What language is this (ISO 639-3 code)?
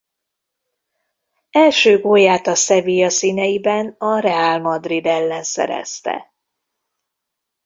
hun